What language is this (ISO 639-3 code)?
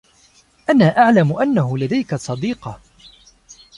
ara